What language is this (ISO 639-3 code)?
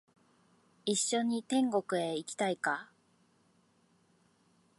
jpn